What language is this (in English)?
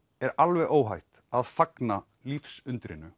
Icelandic